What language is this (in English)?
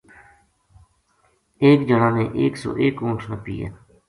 Gujari